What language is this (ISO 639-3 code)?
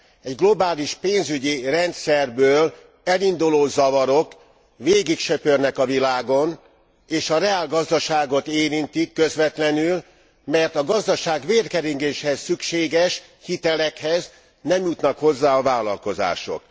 hun